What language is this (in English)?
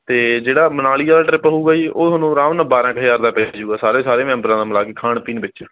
Punjabi